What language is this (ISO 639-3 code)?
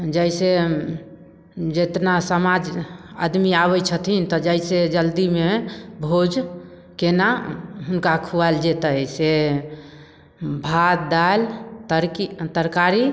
mai